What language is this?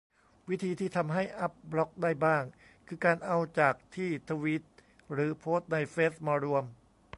Thai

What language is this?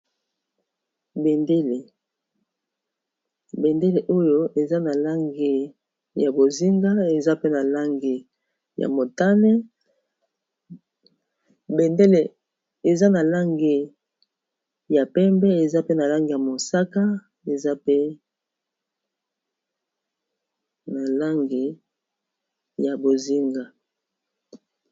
Lingala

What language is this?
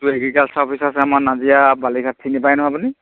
Assamese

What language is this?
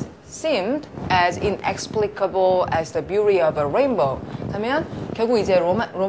Korean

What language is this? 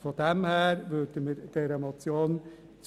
Swiss German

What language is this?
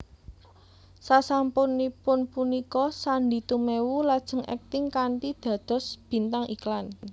Javanese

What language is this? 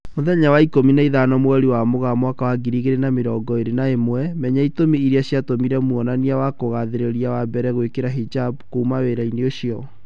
Kikuyu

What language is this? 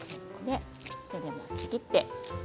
Japanese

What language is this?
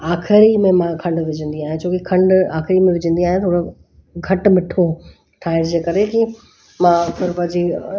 Sindhi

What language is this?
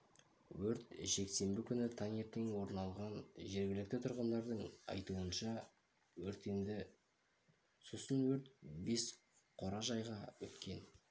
Kazakh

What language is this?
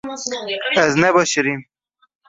Kurdish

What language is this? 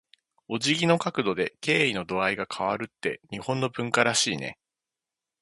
Japanese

